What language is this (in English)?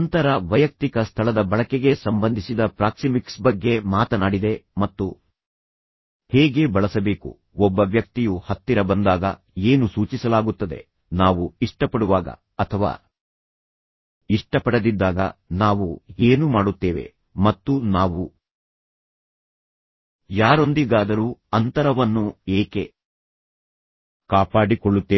Kannada